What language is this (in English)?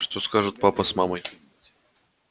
Russian